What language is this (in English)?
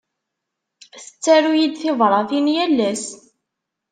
Kabyle